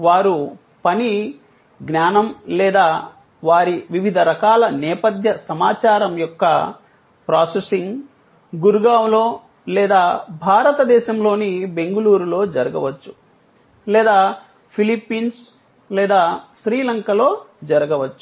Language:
Telugu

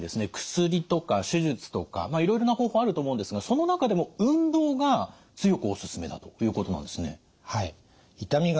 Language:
Japanese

